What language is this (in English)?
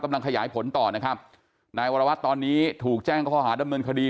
Thai